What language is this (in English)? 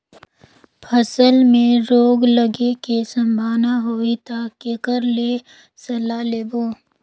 Chhattisgarhi